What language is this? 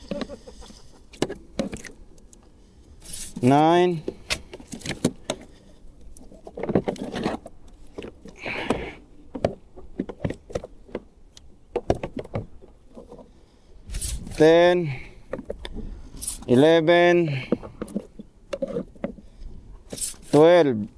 Filipino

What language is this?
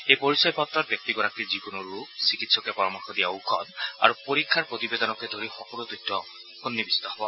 Assamese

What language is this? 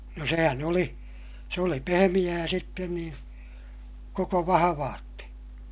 Finnish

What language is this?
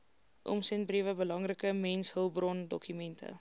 Afrikaans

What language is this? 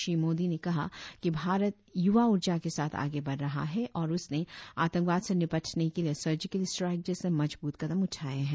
Hindi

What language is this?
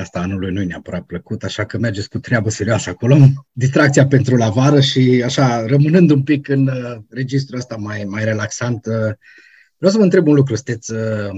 Romanian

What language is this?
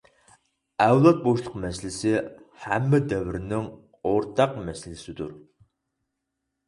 Uyghur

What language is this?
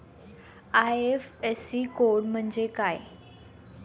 Marathi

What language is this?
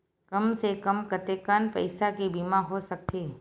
Chhattisgarhi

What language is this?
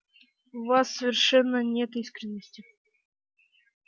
Russian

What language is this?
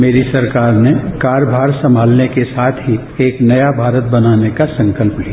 Hindi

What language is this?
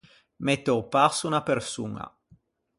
Ligurian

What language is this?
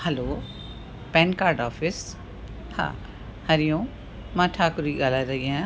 Sindhi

